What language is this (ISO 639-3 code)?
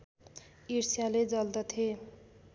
nep